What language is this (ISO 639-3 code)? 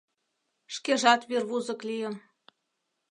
chm